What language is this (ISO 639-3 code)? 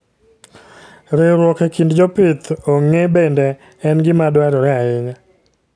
luo